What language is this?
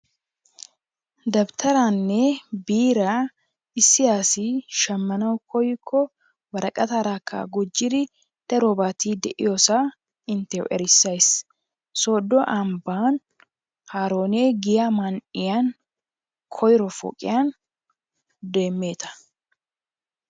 Wolaytta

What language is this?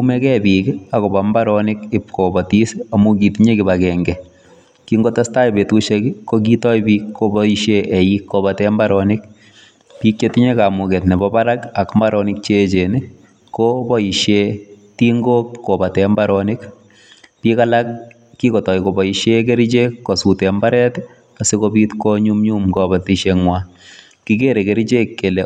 Kalenjin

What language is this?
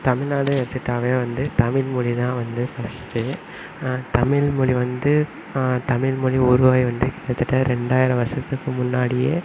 Tamil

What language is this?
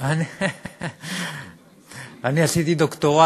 Hebrew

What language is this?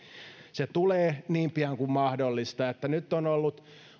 Finnish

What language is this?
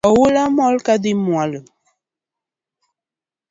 Luo (Kenya and Tanzania)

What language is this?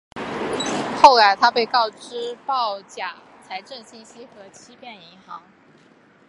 Chinese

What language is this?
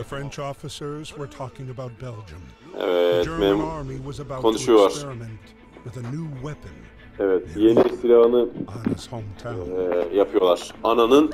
Turkish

